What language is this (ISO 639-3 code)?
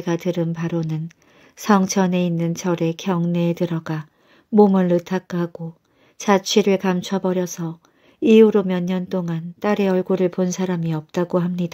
kor